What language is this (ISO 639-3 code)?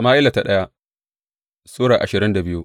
hau